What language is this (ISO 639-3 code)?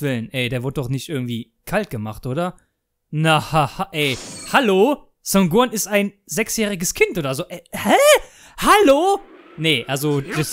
deu